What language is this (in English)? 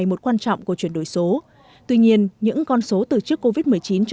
Vietnamese